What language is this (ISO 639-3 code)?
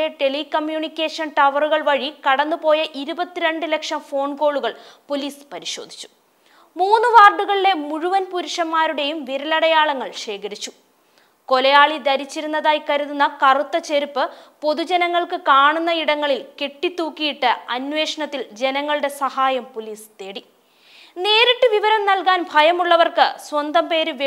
mal